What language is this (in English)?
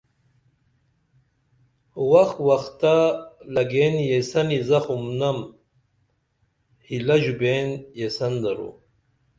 Dameli